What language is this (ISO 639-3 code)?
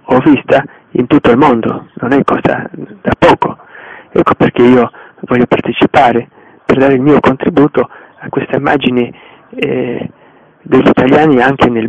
ita